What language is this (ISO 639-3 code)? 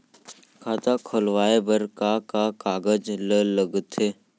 hne